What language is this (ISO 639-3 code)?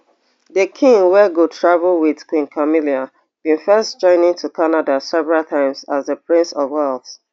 pcm